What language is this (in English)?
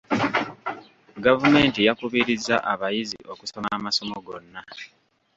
Ganda